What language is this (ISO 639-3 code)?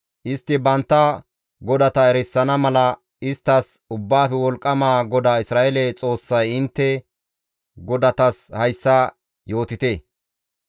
gmv